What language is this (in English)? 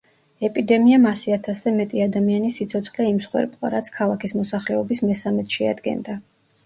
Georgian